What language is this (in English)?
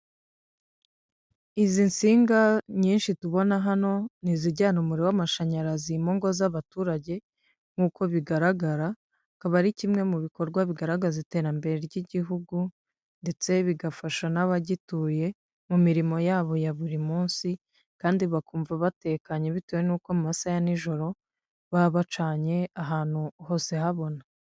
Kinyarwanda